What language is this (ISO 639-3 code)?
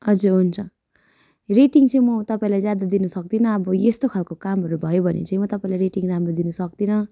nep